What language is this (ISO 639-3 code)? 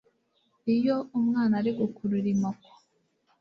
kin